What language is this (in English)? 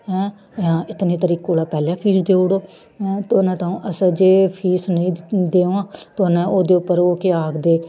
Dogri